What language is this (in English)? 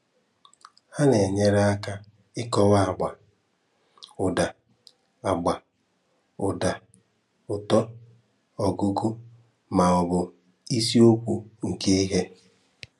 Igbo